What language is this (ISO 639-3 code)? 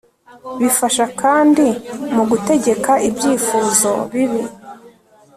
kin